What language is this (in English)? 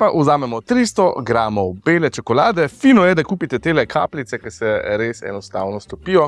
Slovenian